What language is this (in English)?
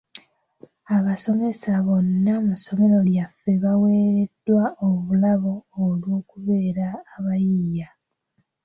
Ganda